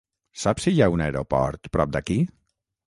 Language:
Catalan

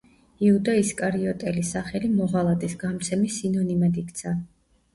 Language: Georgian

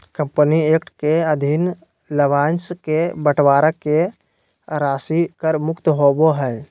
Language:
Magahi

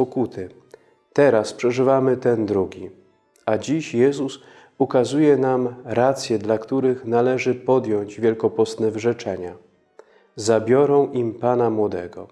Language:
Polish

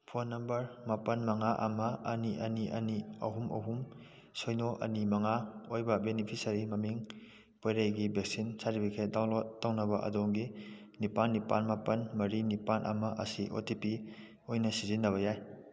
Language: Manipuri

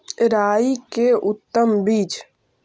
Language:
Magahi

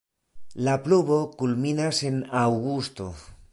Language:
Esperanto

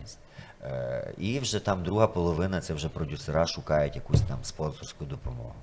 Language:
Ukrainian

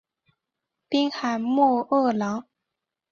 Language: Chinese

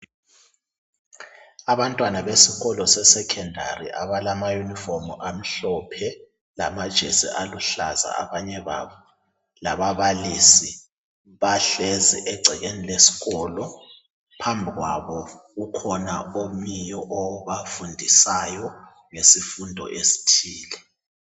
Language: North Ndebele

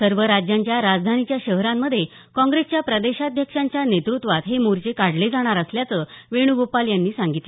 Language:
Marathi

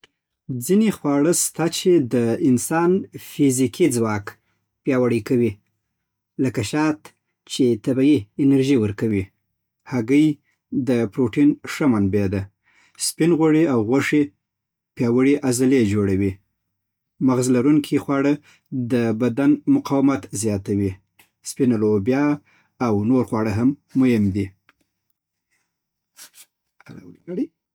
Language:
Southern Pashto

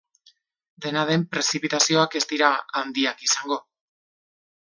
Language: Basque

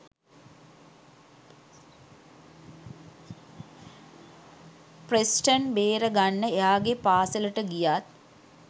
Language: Sinhala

